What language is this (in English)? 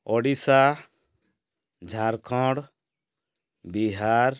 Odia